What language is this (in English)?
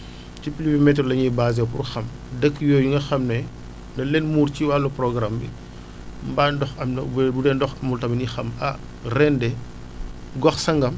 Wolof